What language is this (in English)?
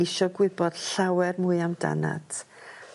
Welsh